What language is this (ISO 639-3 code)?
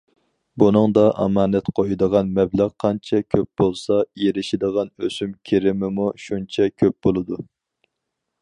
uig